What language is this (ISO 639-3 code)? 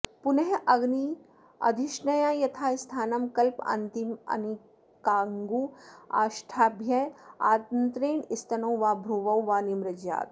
san